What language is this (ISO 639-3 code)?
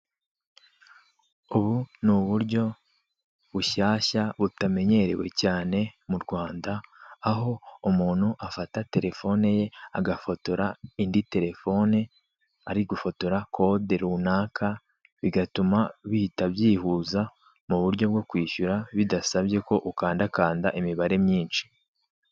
kin